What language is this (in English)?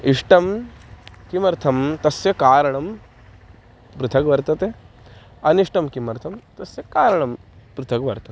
Sanskrit